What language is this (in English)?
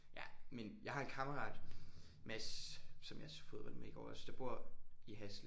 Danish